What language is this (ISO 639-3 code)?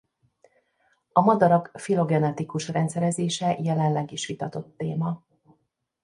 hun